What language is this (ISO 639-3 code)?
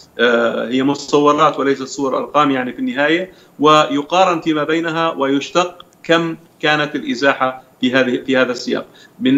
ara